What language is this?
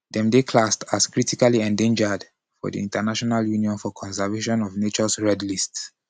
Nigerian Pidgin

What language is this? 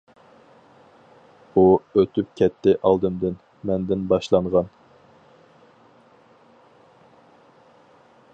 Uyghur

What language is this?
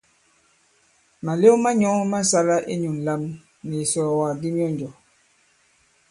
Bankon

